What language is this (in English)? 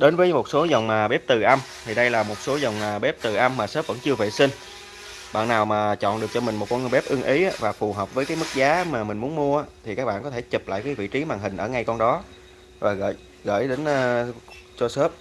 Vietnamese